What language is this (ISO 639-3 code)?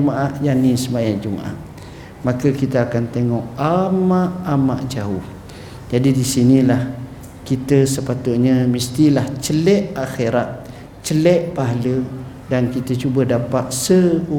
msa